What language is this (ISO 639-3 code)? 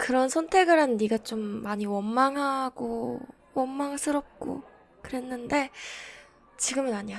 kor